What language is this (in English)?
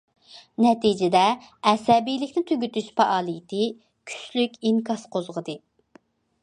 Uyghur